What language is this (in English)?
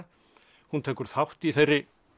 Icelandic